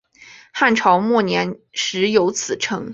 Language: Chinese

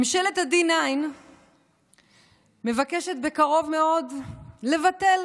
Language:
Hebrew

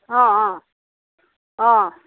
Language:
Assamese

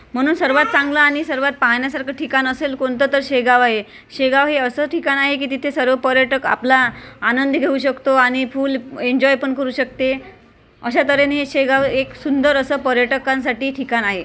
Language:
Marathi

